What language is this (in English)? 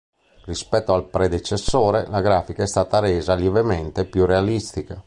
Italian